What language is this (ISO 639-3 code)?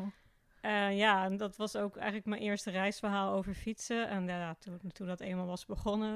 nld